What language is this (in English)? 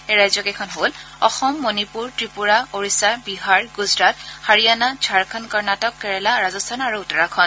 Assamese